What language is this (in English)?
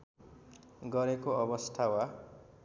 Nepali